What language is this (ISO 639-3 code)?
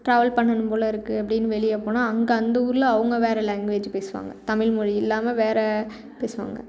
tam